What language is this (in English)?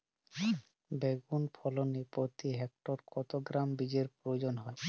Bangla